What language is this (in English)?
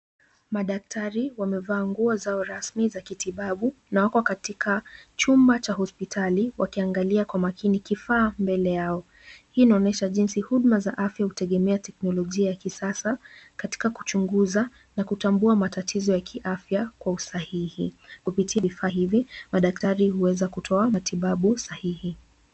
Swahili